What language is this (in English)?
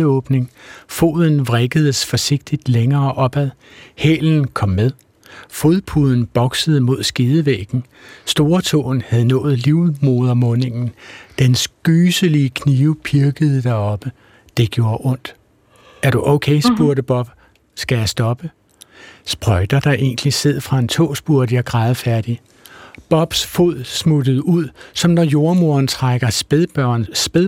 Danish